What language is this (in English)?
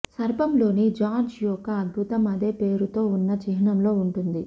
Telugu